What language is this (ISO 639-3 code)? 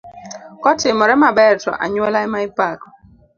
luo